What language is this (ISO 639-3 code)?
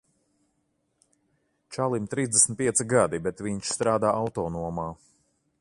lav